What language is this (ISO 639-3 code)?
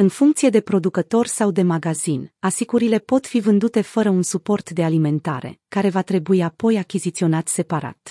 ron